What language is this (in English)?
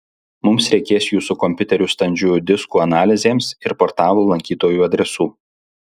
Lithuanian